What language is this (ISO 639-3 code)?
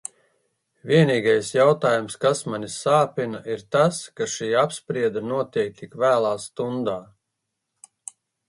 lav